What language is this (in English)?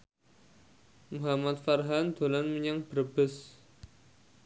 Javanese